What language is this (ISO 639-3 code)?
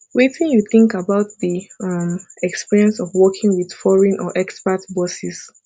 pcm